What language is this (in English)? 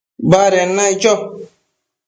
Matsés